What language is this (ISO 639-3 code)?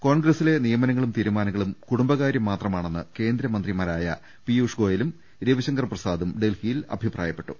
mal